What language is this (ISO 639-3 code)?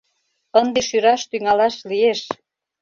chm